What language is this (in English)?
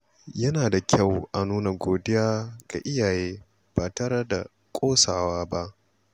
Hausa